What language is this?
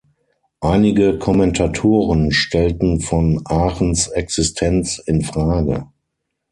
German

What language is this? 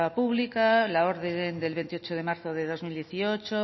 Spanish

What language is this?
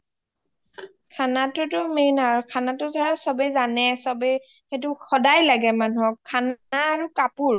Assamese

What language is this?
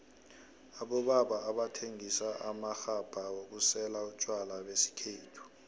South Ndebele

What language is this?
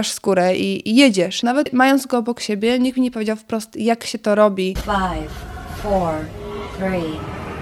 Polish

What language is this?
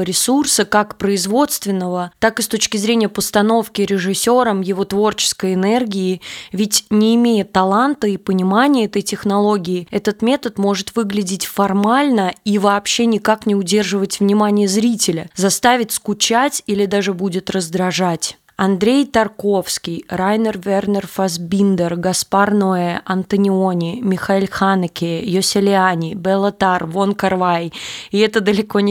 Russian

